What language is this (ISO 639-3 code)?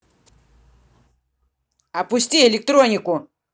rus